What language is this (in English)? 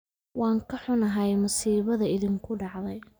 Somali